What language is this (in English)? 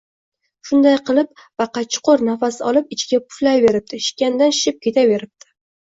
Uzbek